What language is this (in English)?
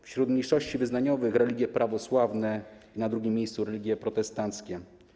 Polish